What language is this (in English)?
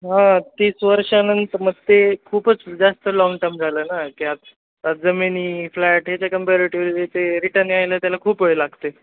Marathi